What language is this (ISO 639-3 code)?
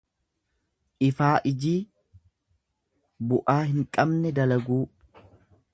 orm